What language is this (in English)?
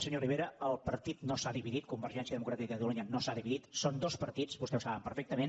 Catalan